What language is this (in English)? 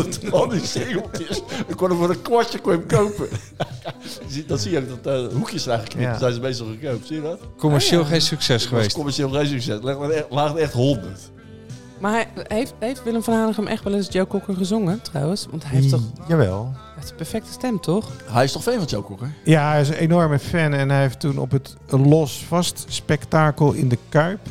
Dutch